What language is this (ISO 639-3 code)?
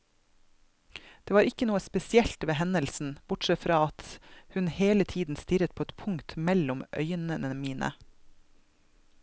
nor